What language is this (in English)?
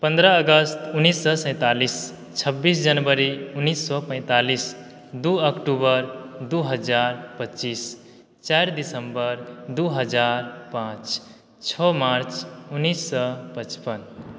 Maithili